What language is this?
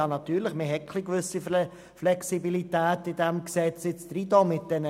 Swiss German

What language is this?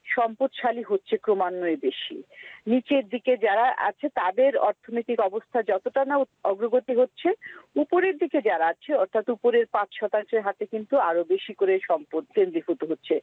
Bangla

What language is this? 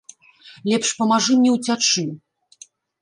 Belarusian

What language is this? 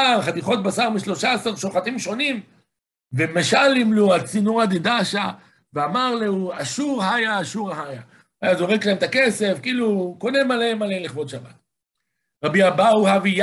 Hebrew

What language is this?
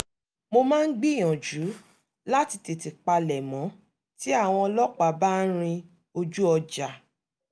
Yoruba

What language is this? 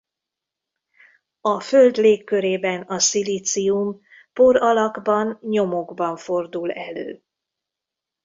Hungarian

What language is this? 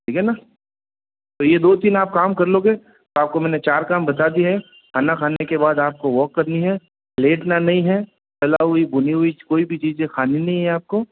Hindi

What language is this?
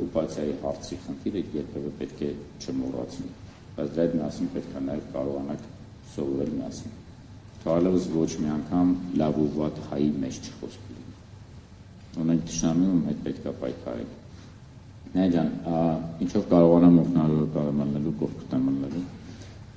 Romanian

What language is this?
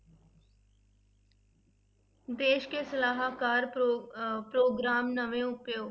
Punjabi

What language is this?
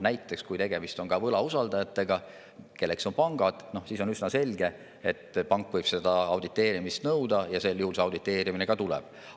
Estonian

